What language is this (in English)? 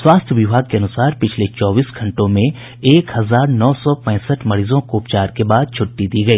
Hindi